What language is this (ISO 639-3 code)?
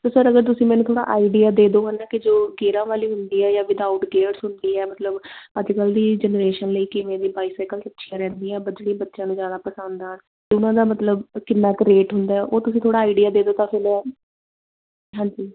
pan